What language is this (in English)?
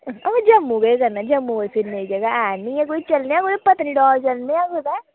Dogri